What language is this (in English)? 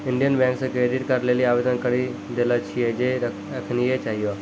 Maithili